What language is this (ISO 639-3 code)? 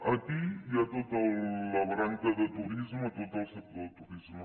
cat